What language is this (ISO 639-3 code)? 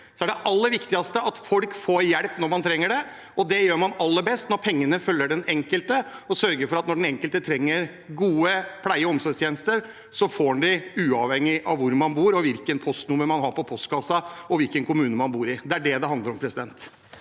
nor